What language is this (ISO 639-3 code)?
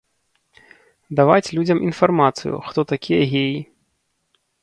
bel